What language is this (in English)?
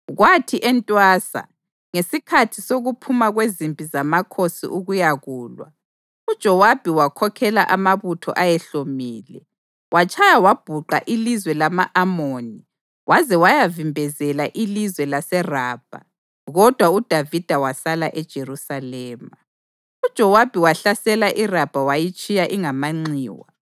North Ndebele